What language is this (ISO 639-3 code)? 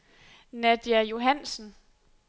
dan